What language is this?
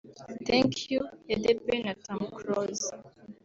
Kinyarwanda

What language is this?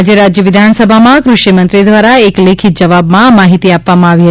Gujarati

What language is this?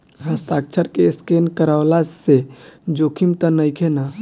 Bhojpuri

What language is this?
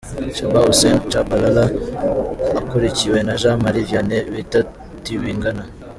Kinyarwanda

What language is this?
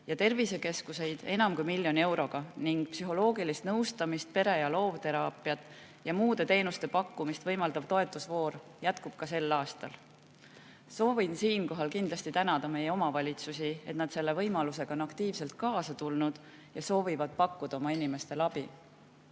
Estonian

